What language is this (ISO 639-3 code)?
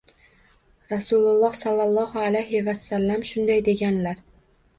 uzb